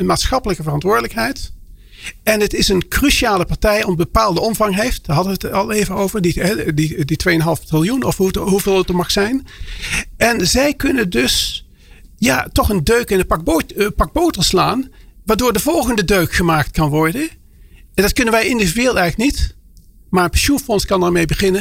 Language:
Dutch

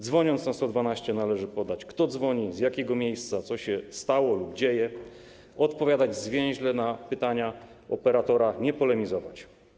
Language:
Polish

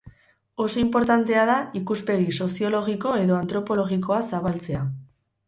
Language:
Basque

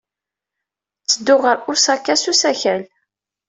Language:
Kabyle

